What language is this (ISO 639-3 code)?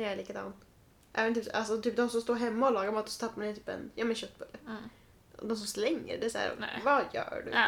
swe